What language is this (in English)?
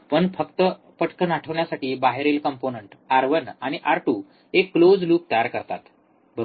Marathi